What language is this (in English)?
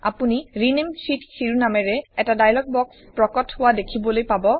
Assamese